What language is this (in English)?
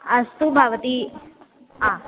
Sanskrit